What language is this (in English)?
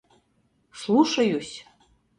Mari